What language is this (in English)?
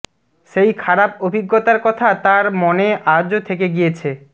Bangla